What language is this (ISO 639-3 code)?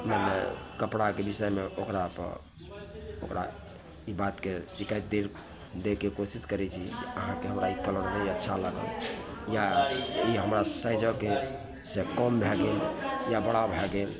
mai